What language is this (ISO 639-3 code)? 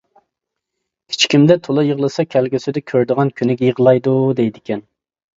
uig